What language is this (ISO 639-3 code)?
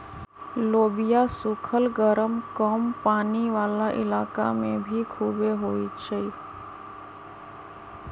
mag